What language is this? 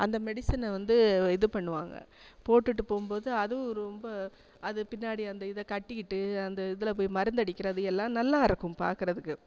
Tamil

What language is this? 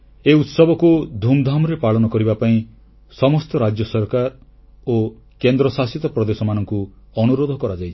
Odia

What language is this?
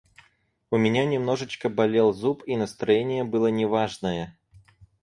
Russian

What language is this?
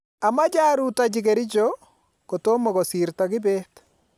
Kalenjin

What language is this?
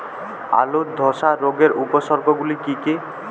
Bangla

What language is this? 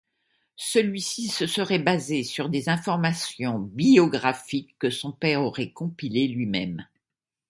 French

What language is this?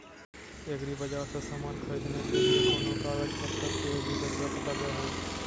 Magahi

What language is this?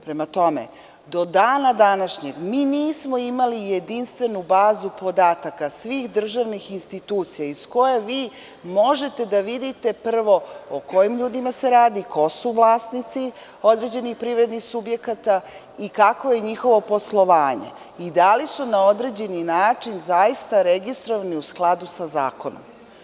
Serbian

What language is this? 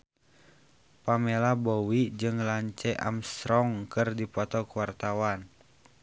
Sundanese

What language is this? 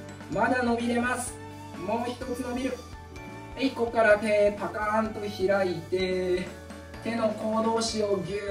Japanese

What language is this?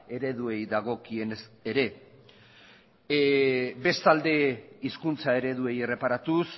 Basque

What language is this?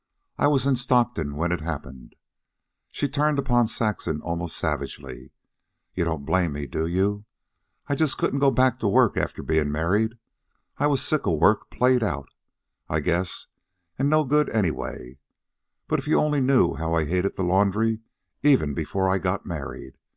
English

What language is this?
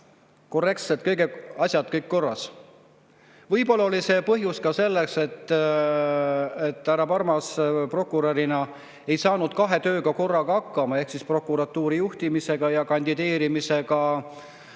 Estonian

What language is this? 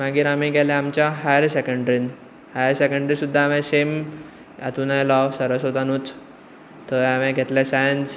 Konkani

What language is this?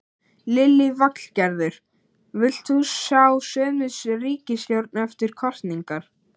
Icelandic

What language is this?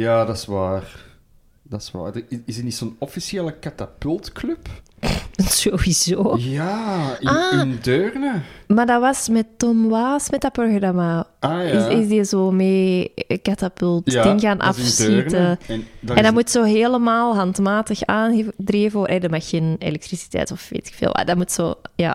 Dutch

